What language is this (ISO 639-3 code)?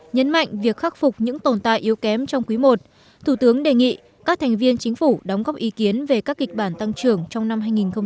vie